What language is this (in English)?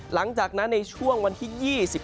Thai